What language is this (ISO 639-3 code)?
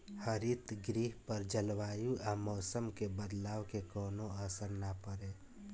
bho